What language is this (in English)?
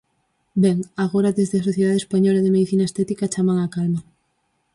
Galician